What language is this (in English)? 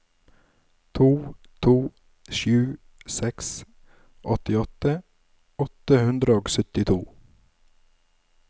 Norwegian